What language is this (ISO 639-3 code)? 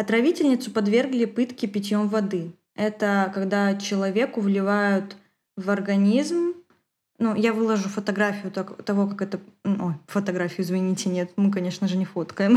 rus